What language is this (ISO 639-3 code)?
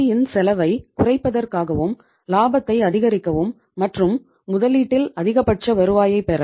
tam